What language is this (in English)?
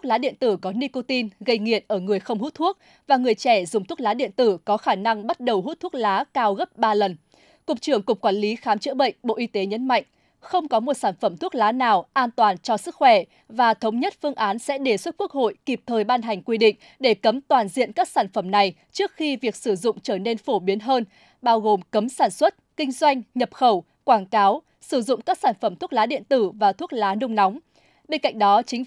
Vietnamese